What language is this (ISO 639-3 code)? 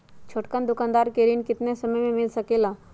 mag